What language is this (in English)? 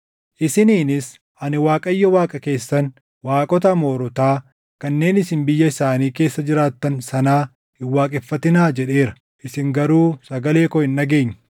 Oromo